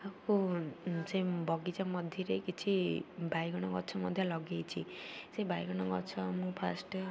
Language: Odia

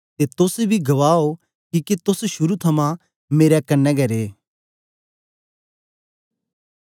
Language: Dogri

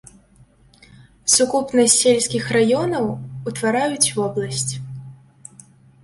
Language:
Belarusian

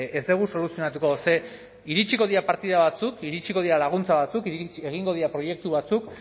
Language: Basque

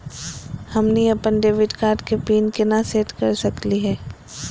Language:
Magahi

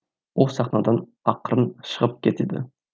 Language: Kazakh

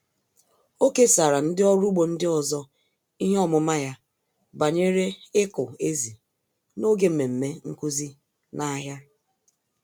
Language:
Igbo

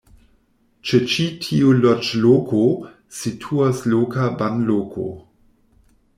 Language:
Esperanto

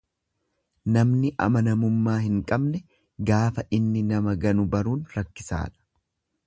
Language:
Oromo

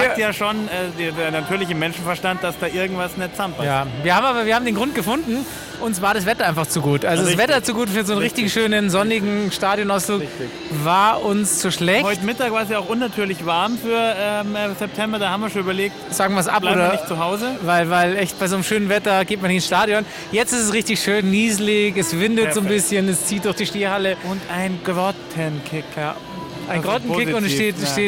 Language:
German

